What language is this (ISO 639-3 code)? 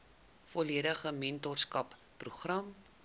afr